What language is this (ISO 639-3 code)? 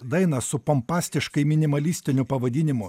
lit